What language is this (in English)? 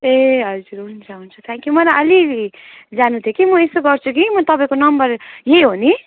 Nepali